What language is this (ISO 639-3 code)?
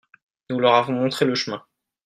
fra